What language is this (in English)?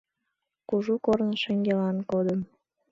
Mari